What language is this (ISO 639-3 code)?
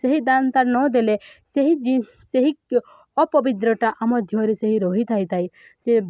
ori